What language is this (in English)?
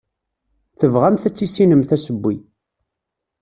Kabyle